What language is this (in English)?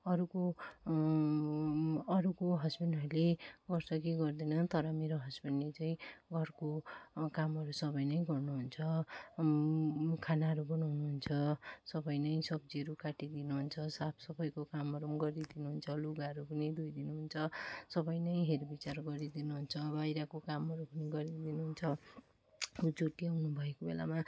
Nepali